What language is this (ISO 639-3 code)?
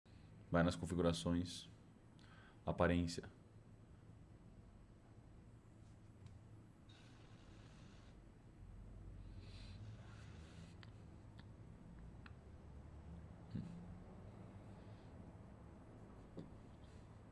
por